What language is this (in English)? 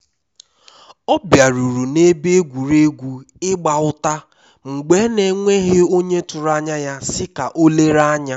Igbo